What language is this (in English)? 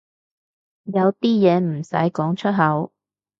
Cantonese